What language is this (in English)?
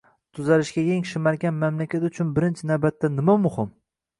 Uzbek